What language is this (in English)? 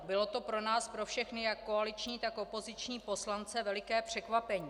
Czech